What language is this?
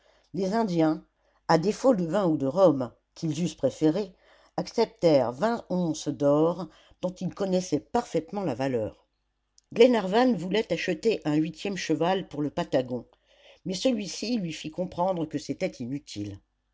French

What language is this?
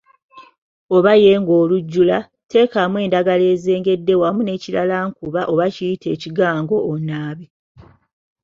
Ganda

